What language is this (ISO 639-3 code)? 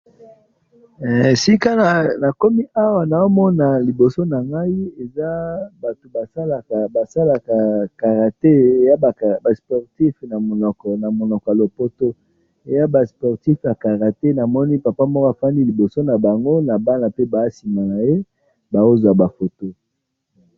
lin